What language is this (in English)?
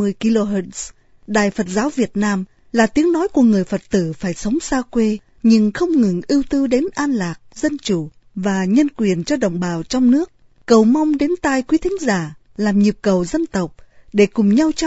Vietnamese